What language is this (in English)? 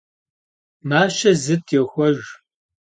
Kabardian